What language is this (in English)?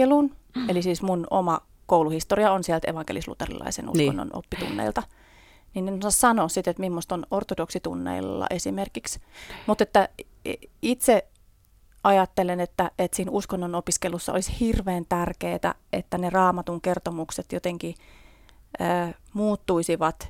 Finnish